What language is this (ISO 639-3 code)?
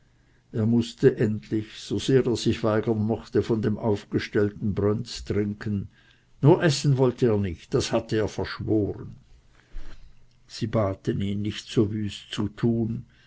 deu